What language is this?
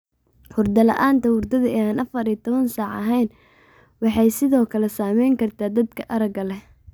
Somali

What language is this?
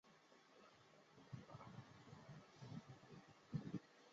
Chinese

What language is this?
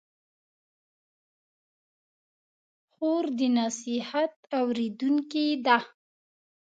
Pashto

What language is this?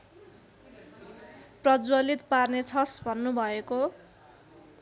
Nepali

